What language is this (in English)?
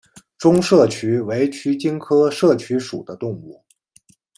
Chinese